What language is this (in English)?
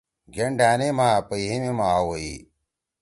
Torwali